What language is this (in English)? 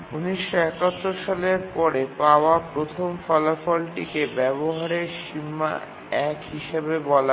Bangla